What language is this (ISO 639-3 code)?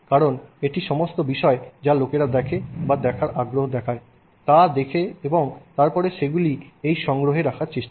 ben